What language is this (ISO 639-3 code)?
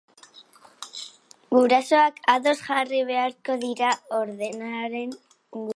eus